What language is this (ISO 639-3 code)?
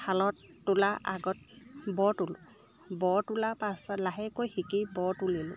asm